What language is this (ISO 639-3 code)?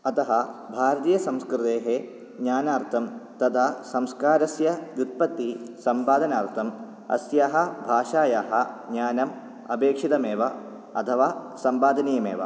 san